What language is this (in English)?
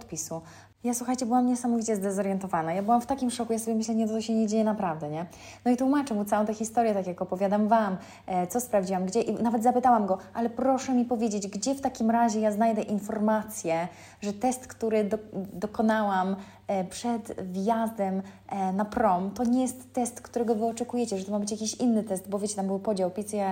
Polish